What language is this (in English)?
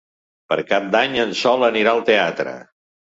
Catalan